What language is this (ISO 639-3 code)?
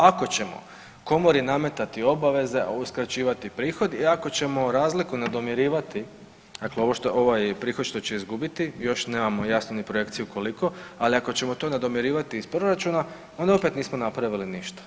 hrv